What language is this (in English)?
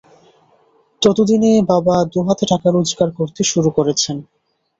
Bangla